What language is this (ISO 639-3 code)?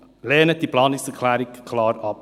gsw